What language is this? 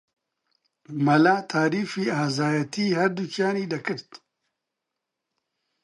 Central Kurdish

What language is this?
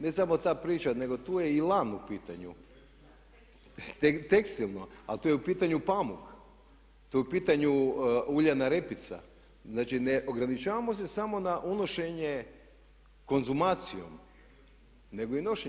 Croatian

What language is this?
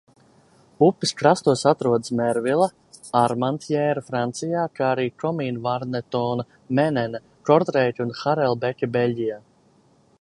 Latvian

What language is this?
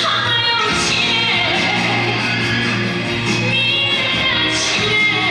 Japanese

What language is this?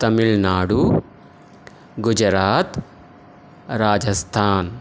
Sanskrit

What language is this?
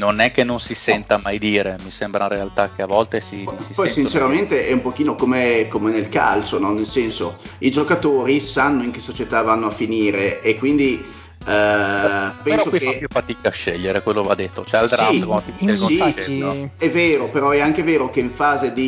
Italian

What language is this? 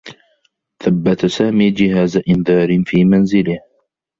Arabic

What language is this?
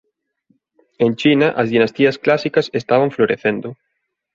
Galician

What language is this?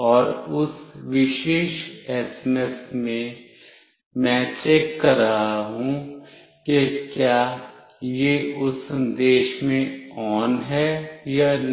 Hindi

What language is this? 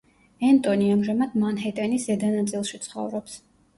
Georgian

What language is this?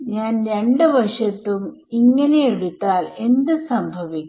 Malayalam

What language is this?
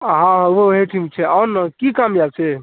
Maithili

